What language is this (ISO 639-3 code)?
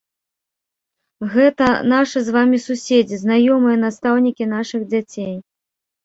bel